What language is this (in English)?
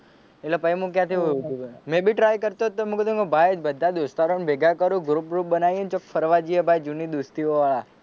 Gujarati